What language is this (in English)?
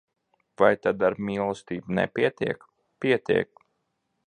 Latvian